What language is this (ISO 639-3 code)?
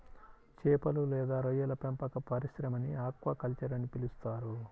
tel